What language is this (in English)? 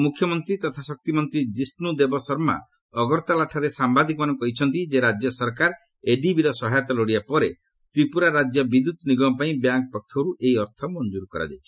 Odia